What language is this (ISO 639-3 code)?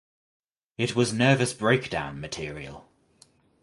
eng